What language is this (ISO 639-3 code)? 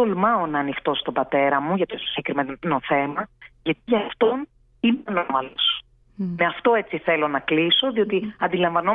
ell